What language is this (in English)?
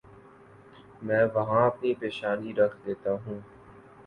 Urdu